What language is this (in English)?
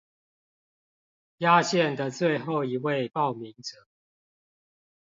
Chinese